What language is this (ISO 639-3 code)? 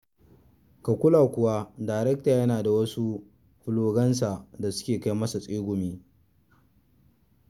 hau